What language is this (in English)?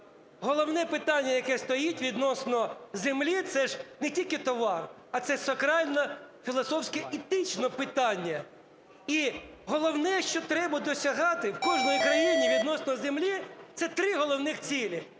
Ukrainian